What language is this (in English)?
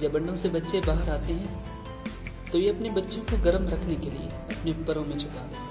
Hindi